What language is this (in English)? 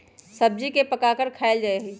Magahi